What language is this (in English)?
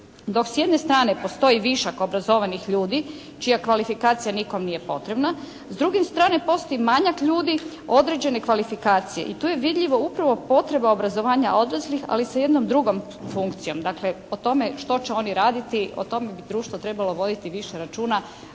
Croatian